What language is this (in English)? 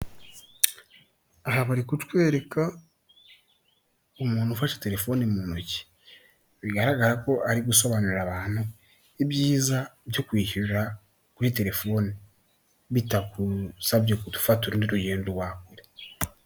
Kinyarwanda